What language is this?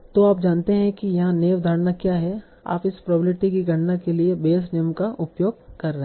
Hindi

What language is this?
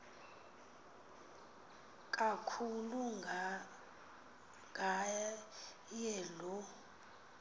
Xhosa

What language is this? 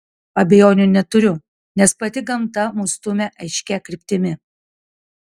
Lithuanian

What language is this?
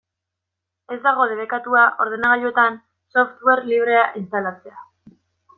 Basque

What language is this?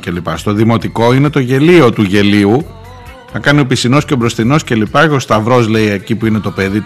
Greek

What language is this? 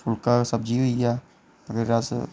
Dogri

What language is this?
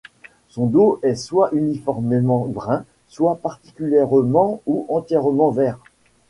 French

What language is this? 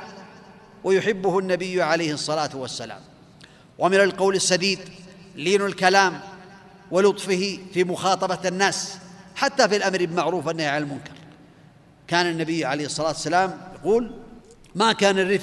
Arabic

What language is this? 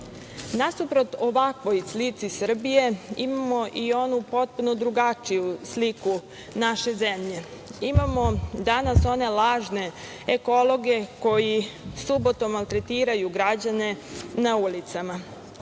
Serbian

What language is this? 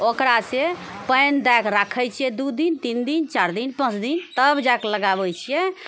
Maithili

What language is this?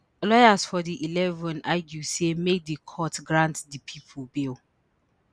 Nigerian Pidgin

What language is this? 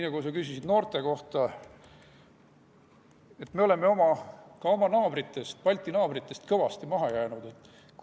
Estonian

